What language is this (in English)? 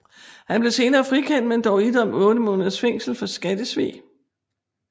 Danish